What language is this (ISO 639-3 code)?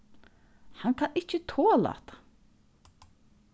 fao